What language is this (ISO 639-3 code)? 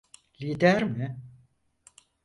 tur